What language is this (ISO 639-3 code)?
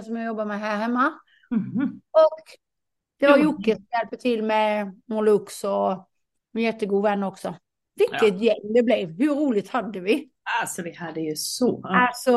swe